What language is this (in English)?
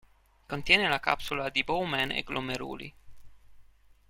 Italian